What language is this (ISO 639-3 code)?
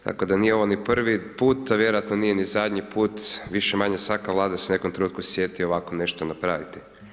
hrv